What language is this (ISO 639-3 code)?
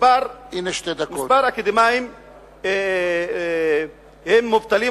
heb